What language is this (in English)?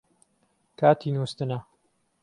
Central Kurdish